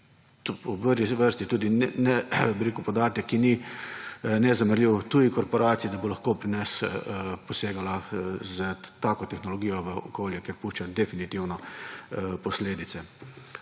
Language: Slovenian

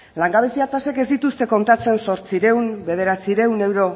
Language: Basque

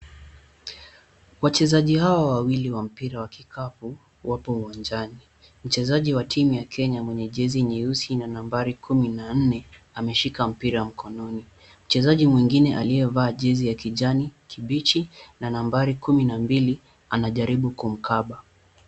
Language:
Swahili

